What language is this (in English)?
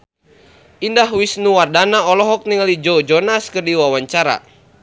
Sundanese